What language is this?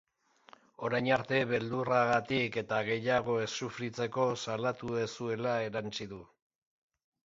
Basque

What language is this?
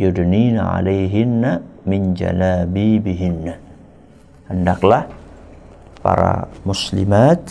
Indonesian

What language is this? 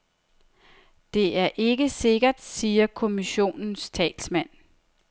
Danish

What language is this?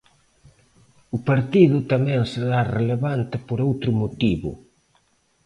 Galician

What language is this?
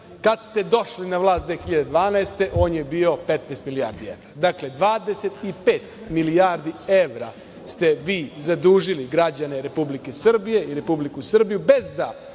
Serbian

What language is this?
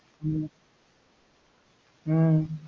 Tamil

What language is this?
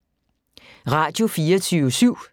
Danish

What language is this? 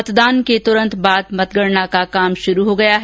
Hindi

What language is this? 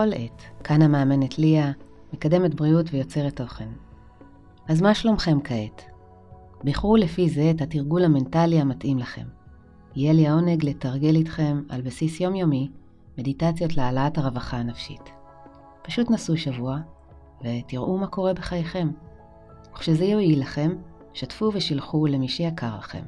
Hebrew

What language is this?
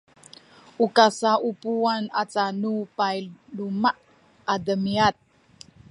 Sakizaya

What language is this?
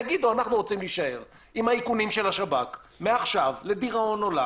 Hebrew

